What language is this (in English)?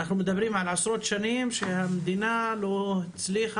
Hebrew